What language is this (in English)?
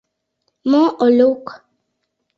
Mari